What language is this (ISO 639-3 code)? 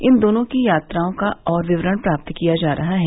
hin